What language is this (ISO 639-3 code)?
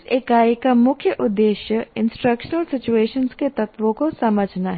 hin